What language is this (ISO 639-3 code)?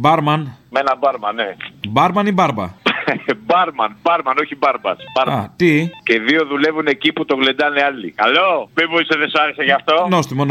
ell